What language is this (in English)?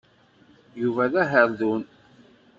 Kabyle